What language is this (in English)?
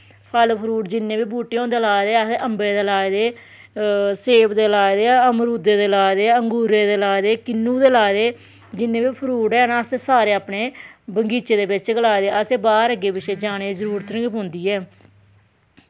Dogri